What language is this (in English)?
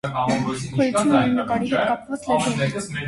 Armenian